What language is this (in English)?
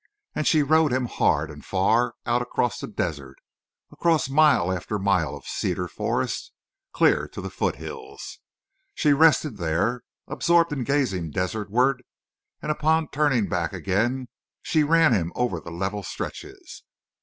English